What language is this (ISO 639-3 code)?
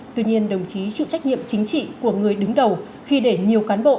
vie